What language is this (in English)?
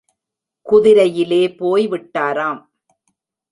Tamil